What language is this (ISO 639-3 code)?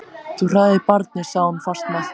isl